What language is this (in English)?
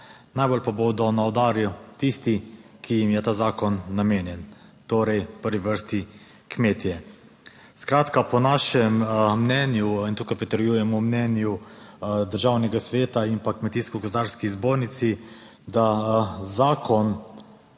Slovenian